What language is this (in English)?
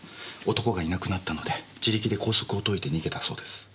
Japanese